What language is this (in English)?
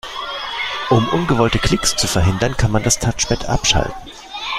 German